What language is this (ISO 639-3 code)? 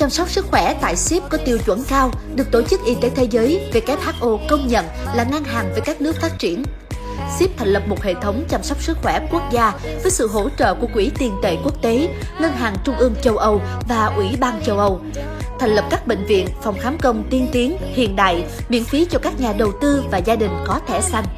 vie